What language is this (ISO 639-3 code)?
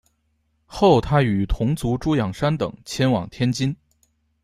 zho